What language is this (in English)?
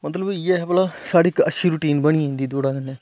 Dogri